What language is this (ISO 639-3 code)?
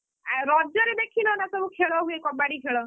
ori